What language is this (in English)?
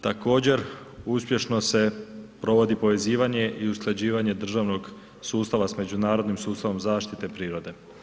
Croatian